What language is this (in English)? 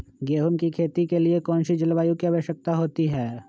Magahi